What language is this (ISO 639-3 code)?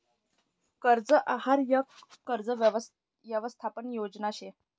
mar